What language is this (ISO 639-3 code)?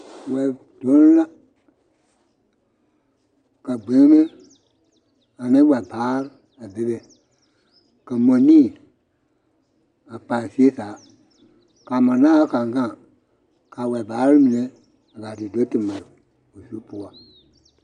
dga